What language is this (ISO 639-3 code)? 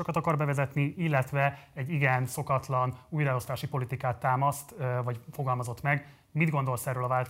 hun